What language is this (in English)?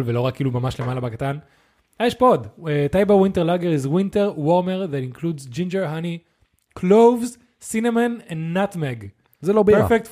Hebrew